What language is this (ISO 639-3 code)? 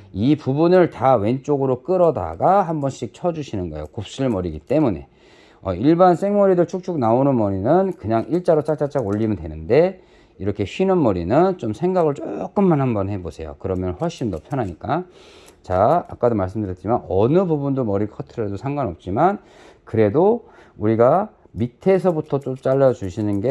kor